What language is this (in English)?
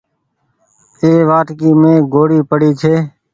Goaria